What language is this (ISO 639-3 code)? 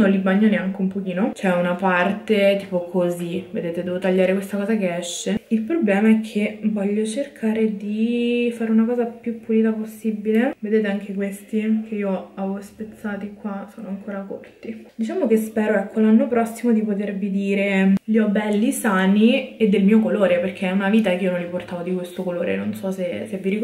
ita